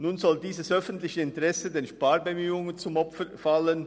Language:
Swiss German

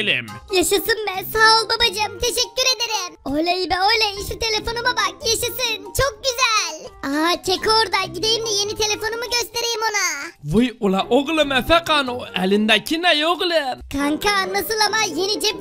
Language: Turkish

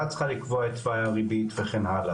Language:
Hebrew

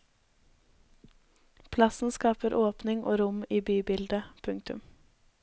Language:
Norwegian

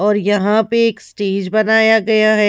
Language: Hindi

